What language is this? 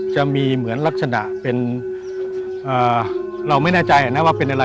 Thai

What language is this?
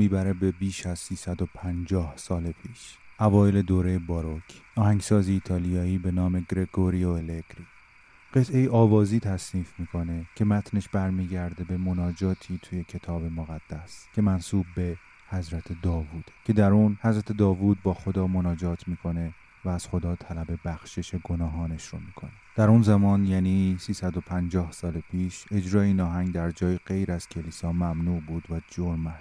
Persian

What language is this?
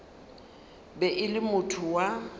Northern Sotho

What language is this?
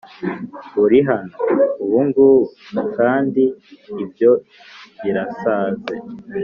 Kinyarwanda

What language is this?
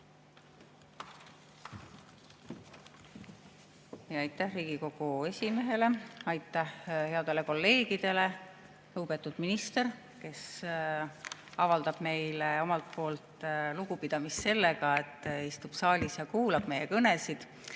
Estonian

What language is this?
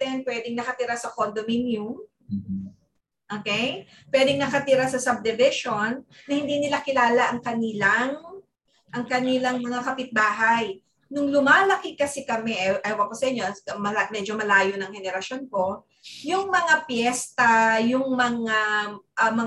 Filipino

